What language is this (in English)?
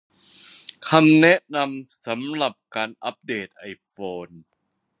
Thai